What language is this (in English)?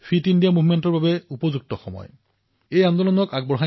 Assamese